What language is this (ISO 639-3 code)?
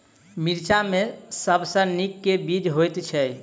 mai